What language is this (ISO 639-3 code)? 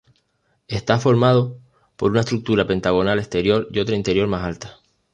spa